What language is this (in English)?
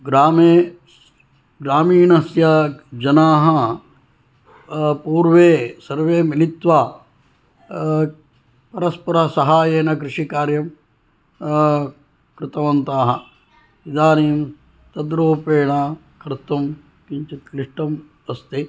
Sanskrit